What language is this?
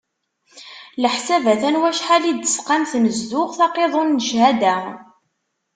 Kabyle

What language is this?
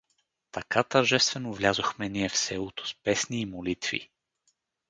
Bulgarian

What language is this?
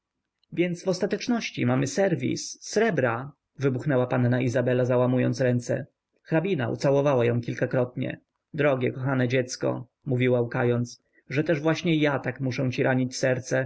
Polish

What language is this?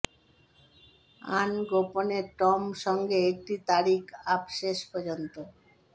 Bangla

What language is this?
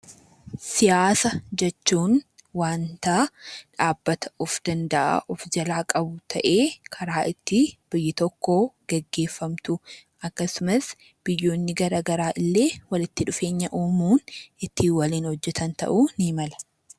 Oromo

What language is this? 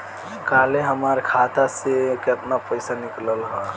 Bhojpuri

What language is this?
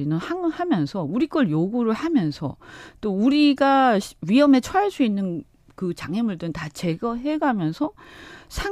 Korean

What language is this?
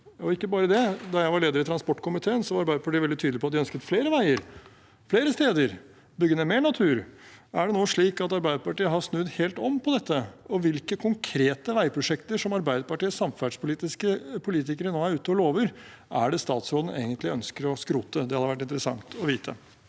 Norwegian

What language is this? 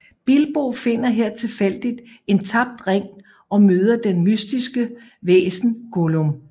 Danish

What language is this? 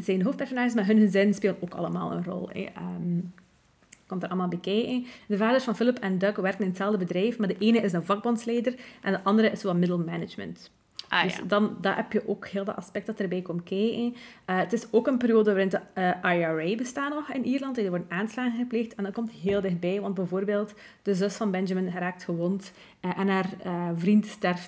Dutch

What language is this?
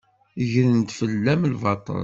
Kabyle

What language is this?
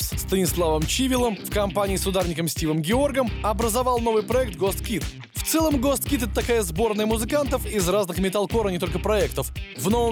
Russian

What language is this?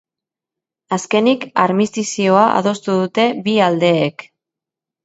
Basque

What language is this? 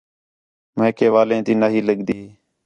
Khetrani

